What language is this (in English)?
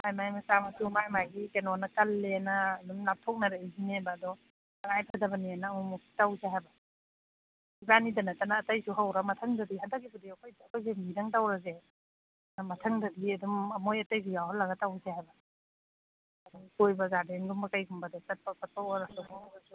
Manipuri